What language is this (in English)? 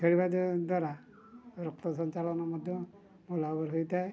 Odia